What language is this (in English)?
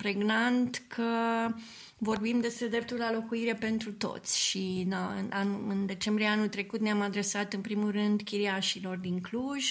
Romanian